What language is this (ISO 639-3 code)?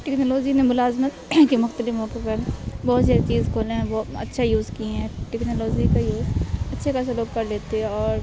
urd